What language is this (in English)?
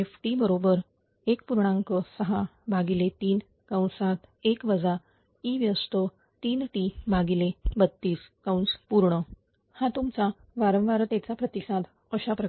Marathi